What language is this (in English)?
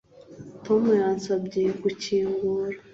Kinyarwanda